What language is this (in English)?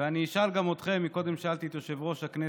Hebrew